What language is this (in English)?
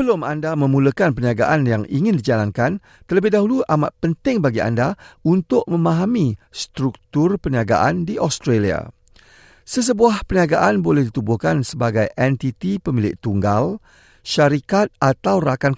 Malay